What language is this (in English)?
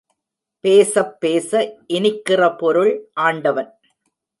Tamil